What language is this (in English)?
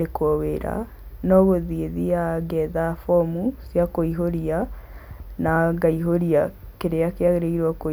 Kikuyu